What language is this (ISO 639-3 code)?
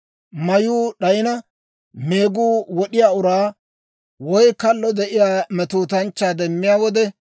dwr